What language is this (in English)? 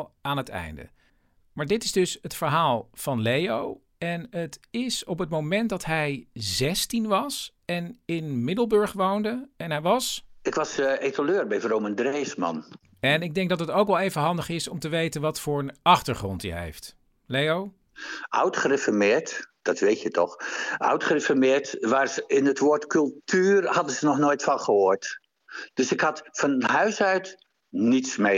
Dutch